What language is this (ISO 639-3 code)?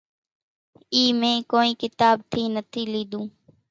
gjk